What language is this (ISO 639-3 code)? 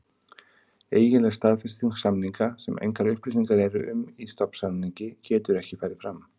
isl